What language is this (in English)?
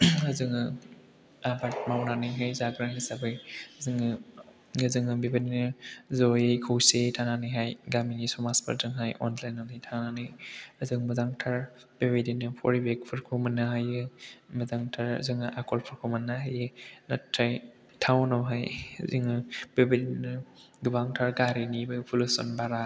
Bodo